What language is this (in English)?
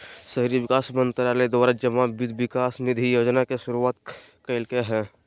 Magahi